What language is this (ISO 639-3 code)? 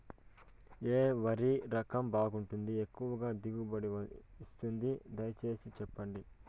tel